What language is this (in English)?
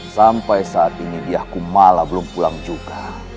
Indonesian